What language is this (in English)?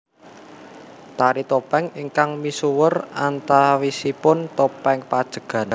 Javanese